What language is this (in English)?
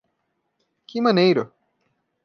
Portuguese